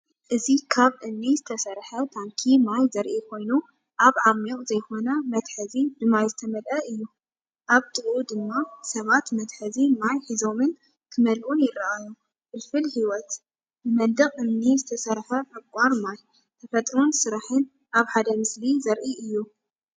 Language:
Tigrinya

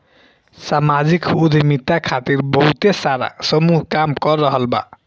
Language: Bhojpuri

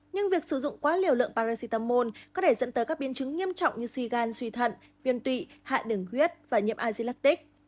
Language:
Vietnamese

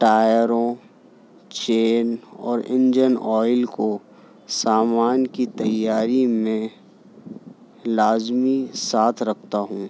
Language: Urdu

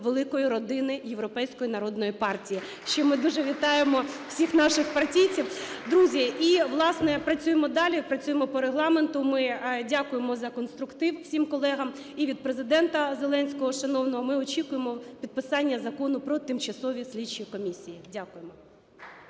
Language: Ukrainian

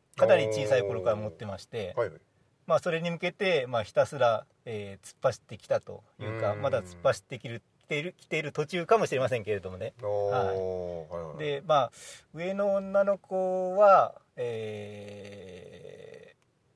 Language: Japanese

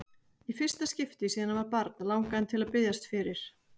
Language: Icelandic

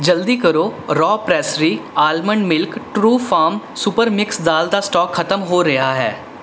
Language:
Punjabi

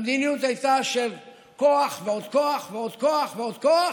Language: Hebrew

